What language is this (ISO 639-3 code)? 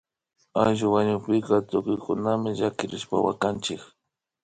qvi